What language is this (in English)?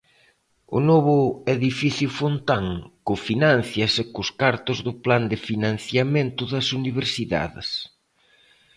Galician